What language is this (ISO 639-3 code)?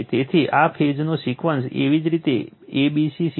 guj